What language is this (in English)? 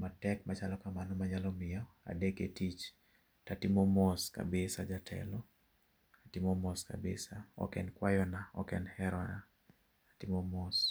Luo (Kenya and Tanzania)